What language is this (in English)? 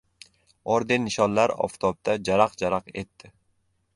Uzbek